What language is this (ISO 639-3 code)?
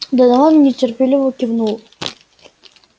rus